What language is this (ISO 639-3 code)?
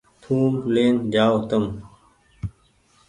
gig